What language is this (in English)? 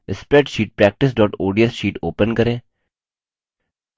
Hindi